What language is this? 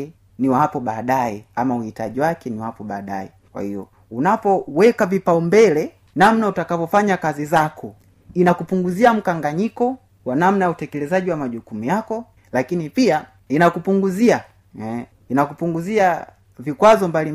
Swahili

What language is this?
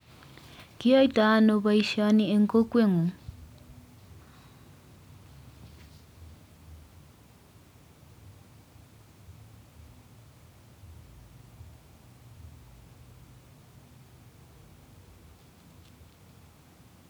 Kalenjin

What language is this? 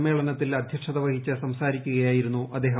Malayalam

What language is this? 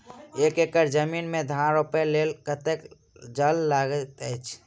Maithili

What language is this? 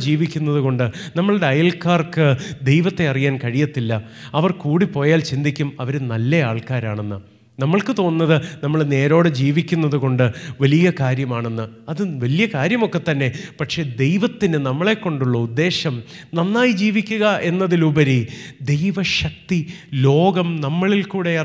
Malayalam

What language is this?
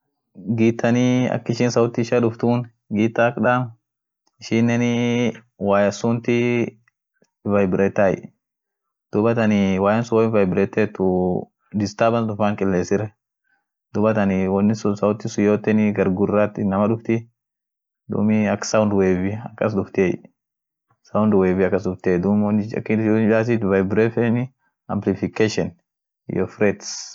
Orma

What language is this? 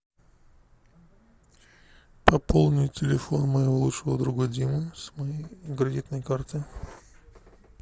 Russian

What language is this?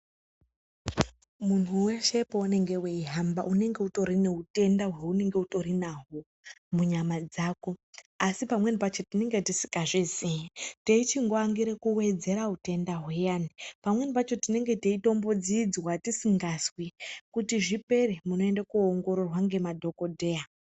Ndau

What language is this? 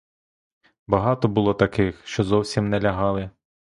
Ukrainian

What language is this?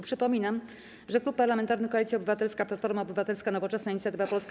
Polish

